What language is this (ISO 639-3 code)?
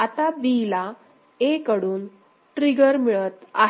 mar